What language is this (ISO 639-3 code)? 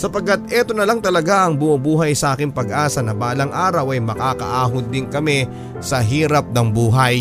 fil